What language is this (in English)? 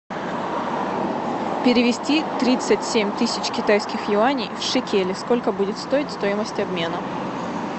Russian